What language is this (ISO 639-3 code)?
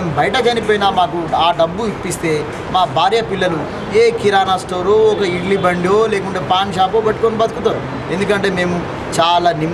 ita